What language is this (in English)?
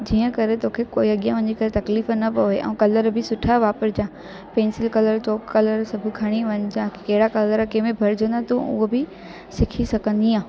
Sindhi